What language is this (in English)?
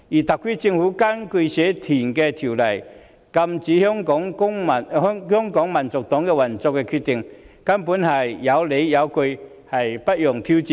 Cantonese